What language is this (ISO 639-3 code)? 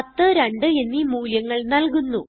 mal